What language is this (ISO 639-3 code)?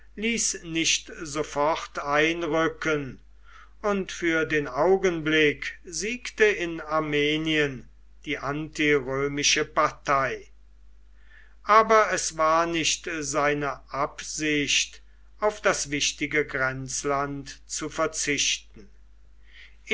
deu